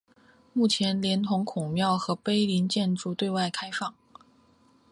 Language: Chinese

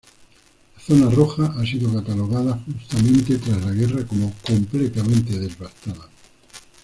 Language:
Spanish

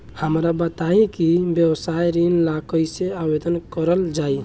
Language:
Bhojpuri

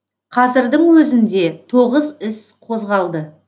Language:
Kazakh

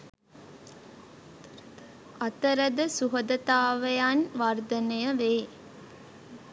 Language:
Sinhala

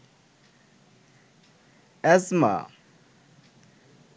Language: Bangla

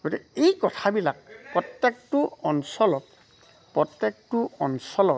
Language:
Assamese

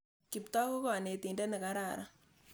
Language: Kalenjin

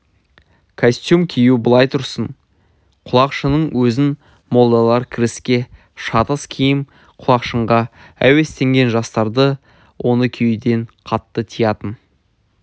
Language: Kazakh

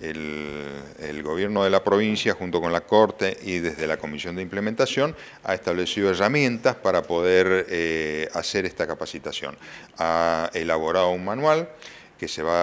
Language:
Spanish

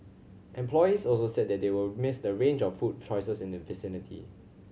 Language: English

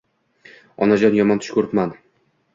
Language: Uzbek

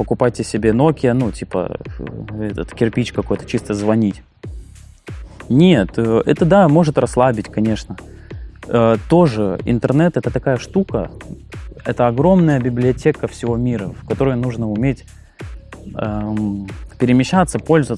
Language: Russian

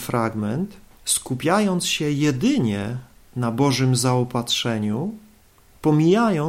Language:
Polish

